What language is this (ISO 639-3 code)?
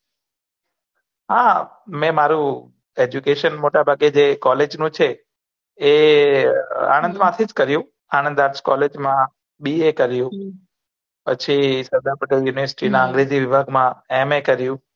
guj